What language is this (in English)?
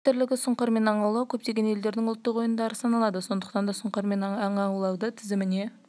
Kazakh